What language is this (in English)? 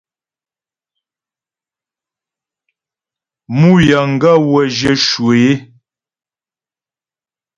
Ghomala